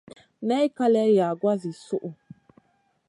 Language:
Masana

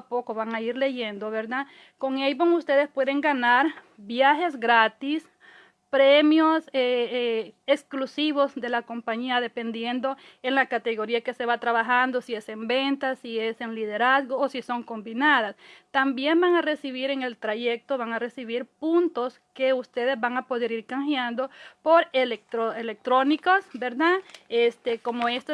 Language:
Spanish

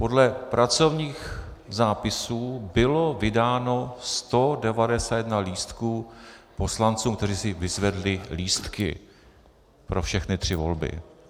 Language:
Czech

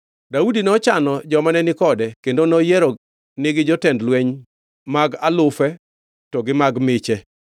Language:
Luo (Kenya and Tanzania)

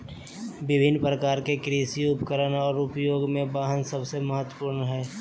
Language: Magahi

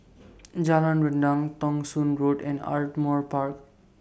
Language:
English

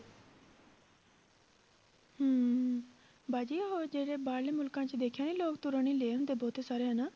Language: Punjabi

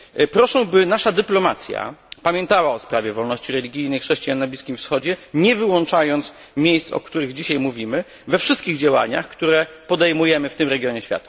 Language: Polish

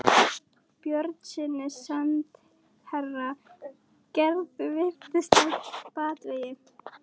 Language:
Icelandic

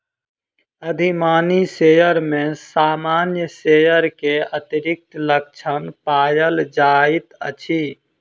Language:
Maithili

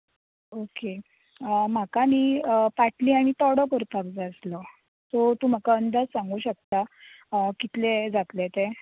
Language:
Konkani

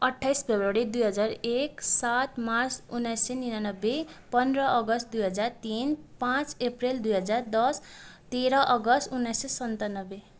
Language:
Nepali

